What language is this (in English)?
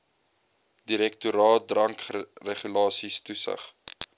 Afrikaans